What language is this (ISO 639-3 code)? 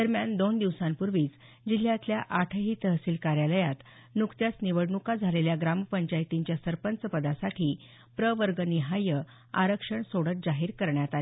mar